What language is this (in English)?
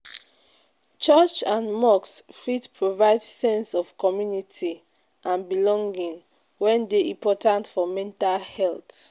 Nigerian Pidgin